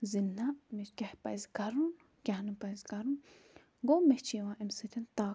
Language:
Kashmiri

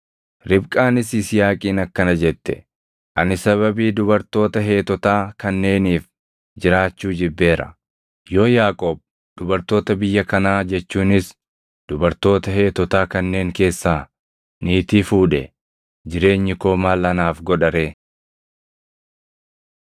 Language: Oromo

